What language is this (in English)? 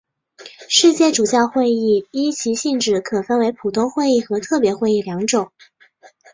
Chinese